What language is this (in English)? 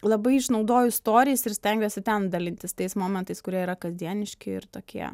Lithuanian